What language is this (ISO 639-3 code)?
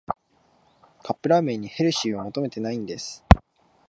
jpn